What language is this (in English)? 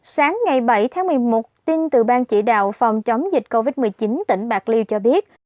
Vietnamese